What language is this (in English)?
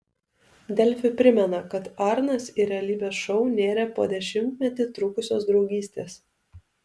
Lithuanian